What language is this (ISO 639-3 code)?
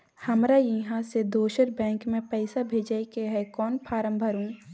mai